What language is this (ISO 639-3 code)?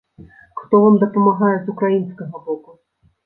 bel